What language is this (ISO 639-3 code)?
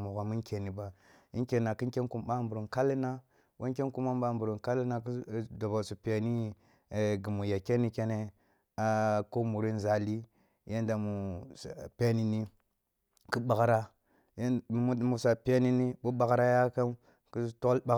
bbu